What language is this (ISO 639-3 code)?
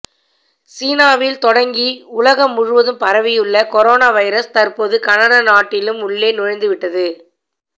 tam